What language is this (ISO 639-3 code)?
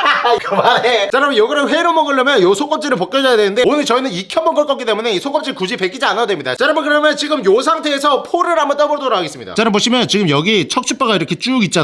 kor